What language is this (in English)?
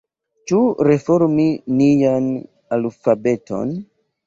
Esperanto